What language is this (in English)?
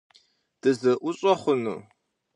Kabardian